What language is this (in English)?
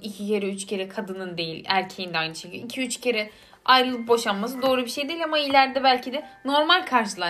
Turkish